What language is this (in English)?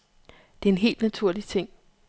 Danish